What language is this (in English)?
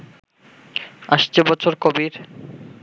Bangla